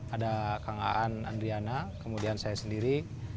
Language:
Indonesian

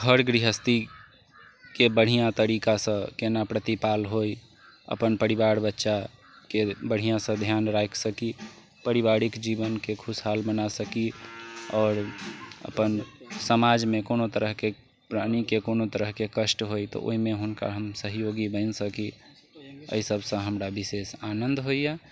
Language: Maithili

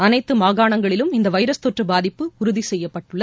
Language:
Tamil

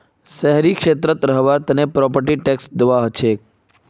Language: Magahi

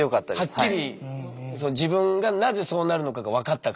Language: Japanese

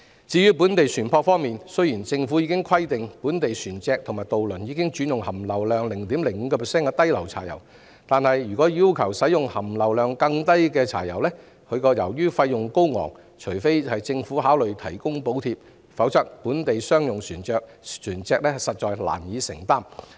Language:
Cantonese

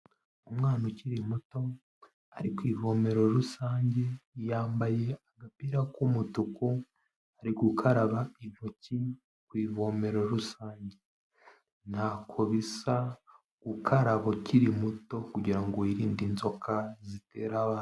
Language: Kinyarwanda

